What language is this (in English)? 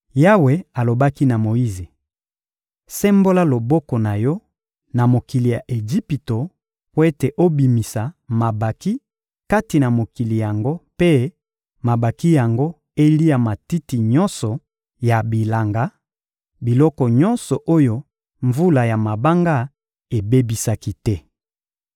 Lingala